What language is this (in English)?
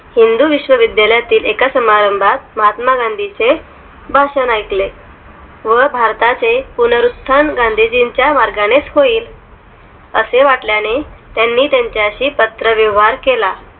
Marathi